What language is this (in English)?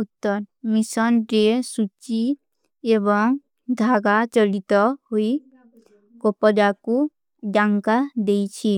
Kui (India)